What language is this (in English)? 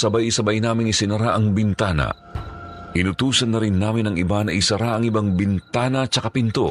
Filipino